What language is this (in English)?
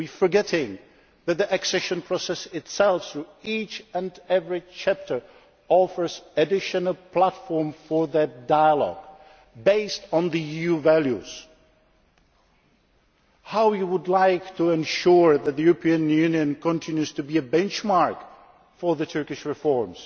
English